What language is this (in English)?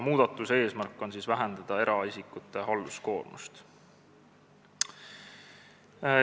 Estonian